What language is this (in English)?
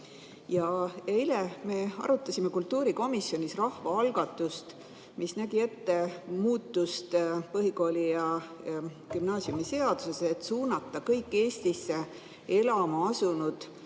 Estonian